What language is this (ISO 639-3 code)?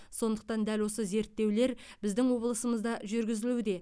kaz